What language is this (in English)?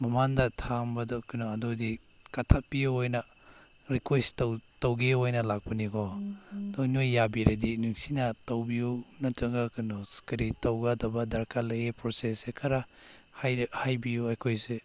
Manipuri